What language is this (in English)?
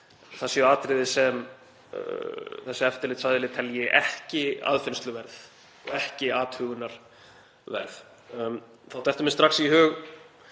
Icelandic